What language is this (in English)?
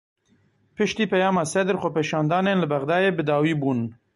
Kurdish